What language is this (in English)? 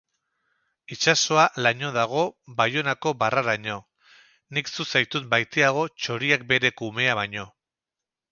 Basque